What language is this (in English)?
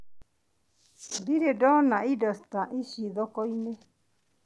Kikuyu